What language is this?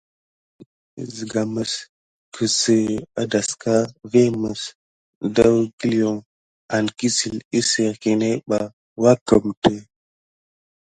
Gidar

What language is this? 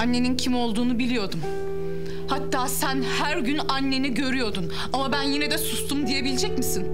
Turkish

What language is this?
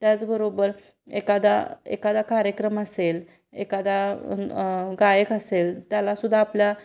Marathi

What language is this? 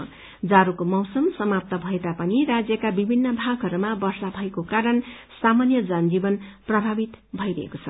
Nepali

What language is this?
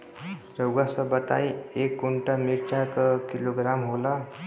Bhojpuri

